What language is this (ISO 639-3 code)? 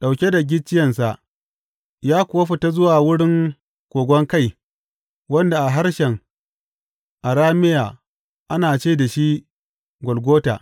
hau